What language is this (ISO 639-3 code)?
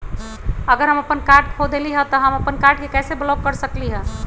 mag